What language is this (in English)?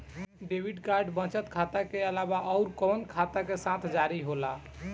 Bhojpuri